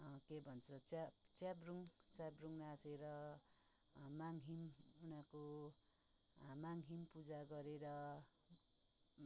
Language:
Nepali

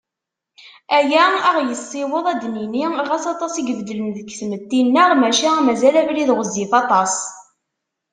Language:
Kabyle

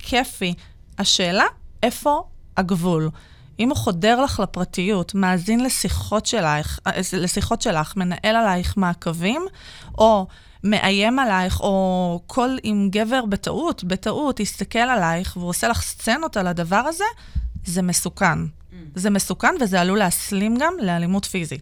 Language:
Hebrew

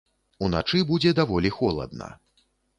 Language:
Belarusian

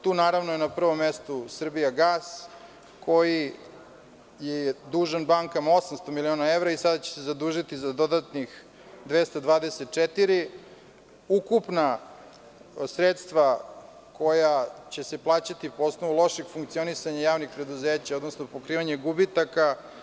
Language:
Serbian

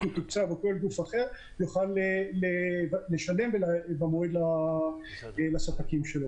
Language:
Hebrew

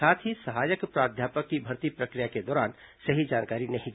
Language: Hindi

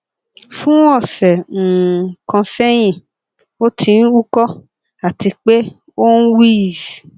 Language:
Yoruba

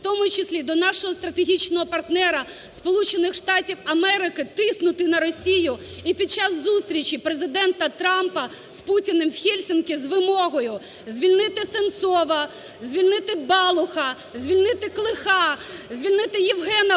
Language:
Ukrainian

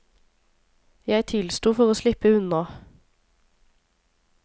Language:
Norwegian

